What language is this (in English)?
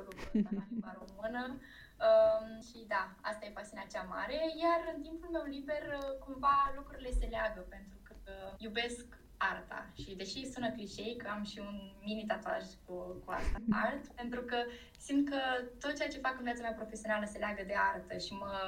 Romanian